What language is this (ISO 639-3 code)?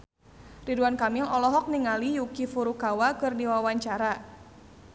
sun